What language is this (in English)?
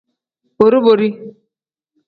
Tem